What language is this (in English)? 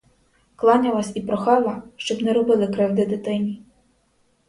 Ukrainian